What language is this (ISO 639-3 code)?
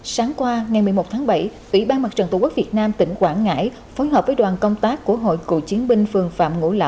vie